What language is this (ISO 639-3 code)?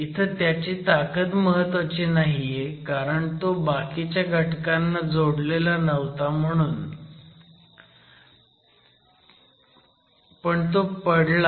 mar